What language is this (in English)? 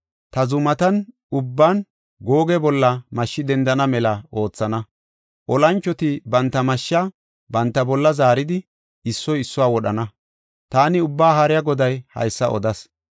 Gofa